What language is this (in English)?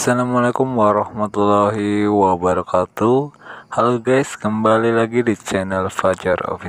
Indonesian